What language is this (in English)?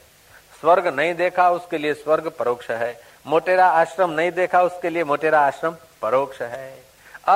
Hindi